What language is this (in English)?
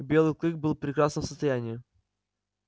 Russian